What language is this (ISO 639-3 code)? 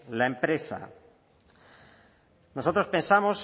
spa